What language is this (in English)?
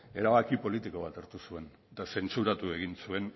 Basque